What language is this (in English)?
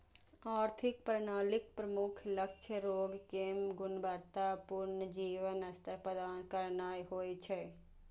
Maithili